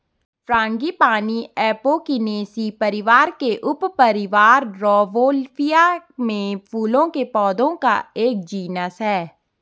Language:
Hindi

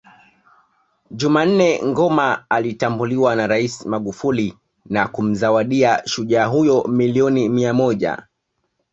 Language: Swahili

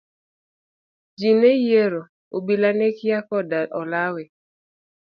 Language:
Luo (Kenya and Tanzania)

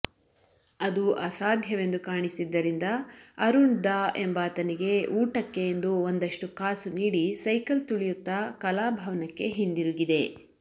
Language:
Kannada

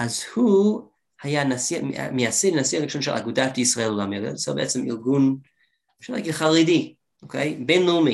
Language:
Hebrew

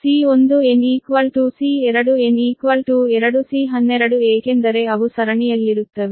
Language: Kannada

